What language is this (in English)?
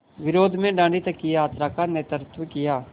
Hindi